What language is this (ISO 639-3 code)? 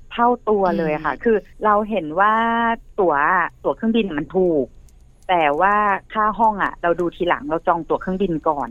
tha